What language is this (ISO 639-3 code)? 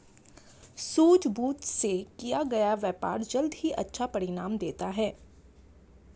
hin